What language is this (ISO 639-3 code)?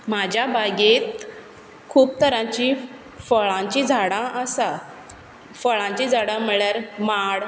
kok